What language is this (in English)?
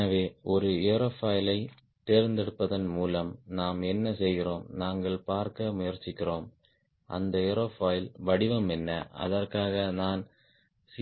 Tamil